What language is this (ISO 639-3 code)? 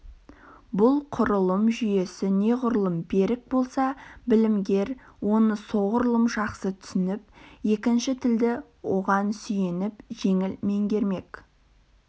kaz